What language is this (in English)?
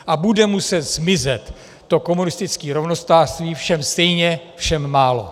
Czech